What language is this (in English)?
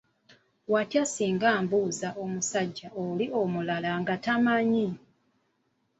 Ganda